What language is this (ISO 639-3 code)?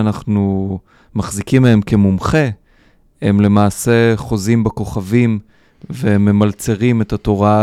heb